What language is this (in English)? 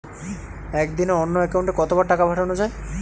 Bangla